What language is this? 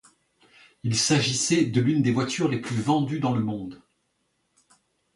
French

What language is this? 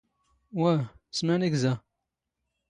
Standard Moroccan Tamazight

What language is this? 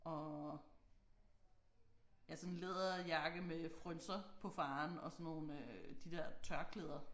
Danish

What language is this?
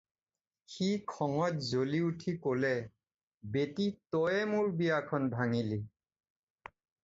Assamese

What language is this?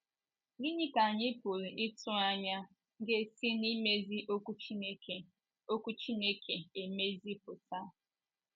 Igbo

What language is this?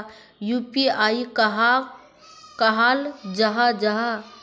Magahi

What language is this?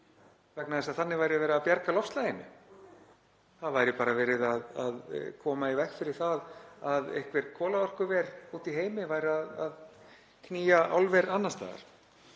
Icelandic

